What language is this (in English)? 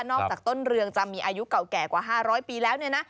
Thai